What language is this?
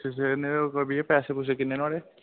Dogri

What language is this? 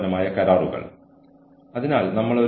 Malayalam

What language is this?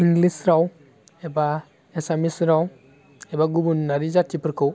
Bodo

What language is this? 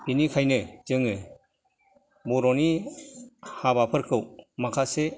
Bodo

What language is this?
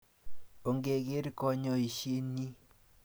Kalenjin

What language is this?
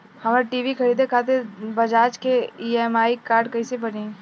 Bhojpuri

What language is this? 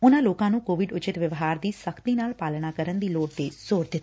Punjabi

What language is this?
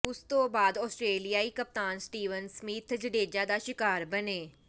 Punjabi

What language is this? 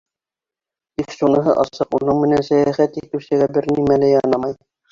Bashkir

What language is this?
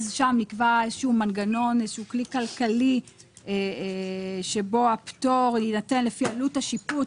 Hebrew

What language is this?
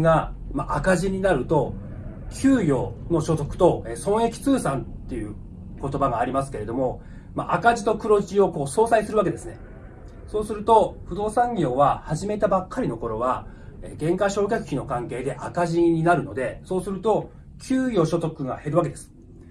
Japanese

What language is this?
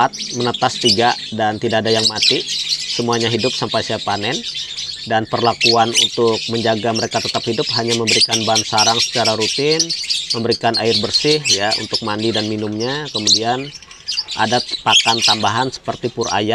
Indonesian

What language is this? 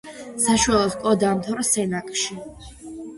Georgian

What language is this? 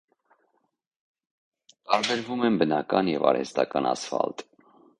Armenian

